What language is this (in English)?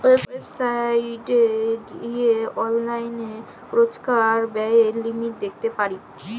Bangla